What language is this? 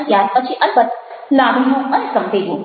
Gujarati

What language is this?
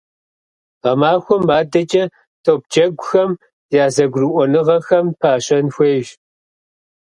Kabardian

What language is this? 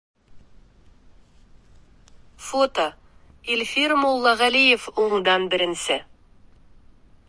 Bashkir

